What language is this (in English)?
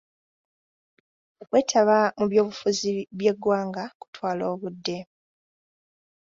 Ganda